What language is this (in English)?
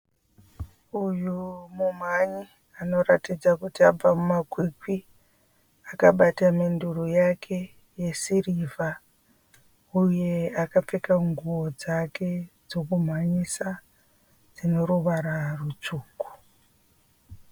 Shona